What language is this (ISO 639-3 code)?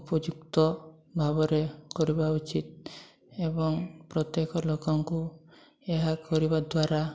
ori